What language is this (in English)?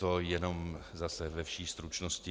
Czech